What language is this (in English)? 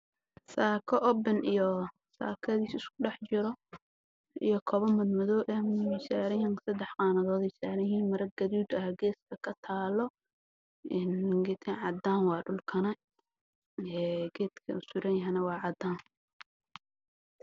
Somali